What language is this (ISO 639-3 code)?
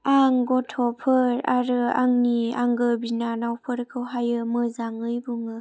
brx